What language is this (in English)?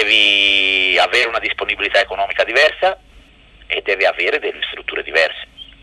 Italian